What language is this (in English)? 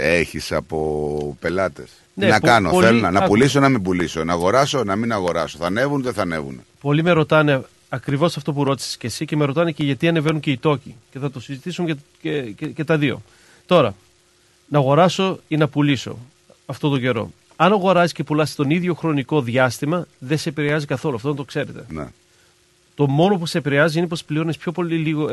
Greek